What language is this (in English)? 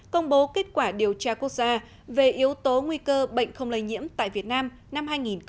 Vietnamese